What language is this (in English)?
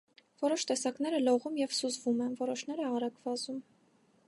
Armenian